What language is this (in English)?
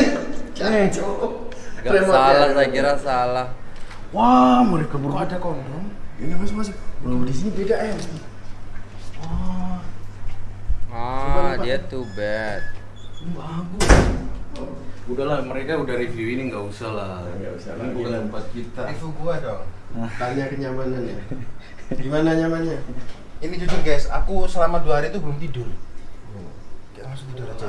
Indonesian